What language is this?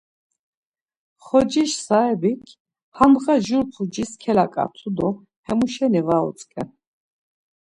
Laz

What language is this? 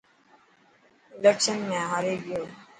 Dhatki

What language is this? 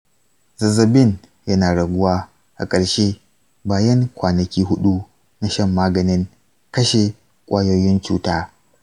Hausa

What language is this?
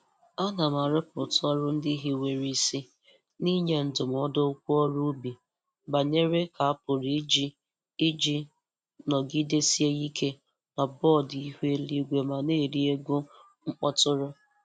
Igbo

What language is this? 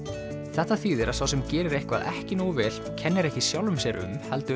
Icelandic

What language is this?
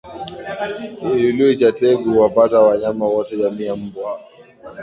Swahili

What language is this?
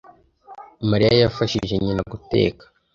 Kinyarwanda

